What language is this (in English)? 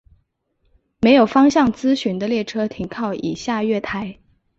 Chinese